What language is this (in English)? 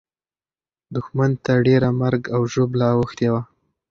Pashto